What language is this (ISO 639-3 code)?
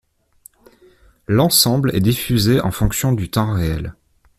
fra